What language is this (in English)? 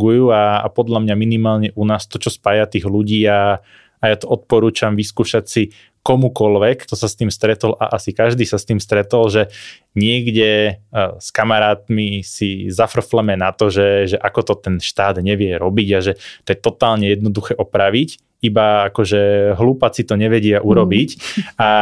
Slovak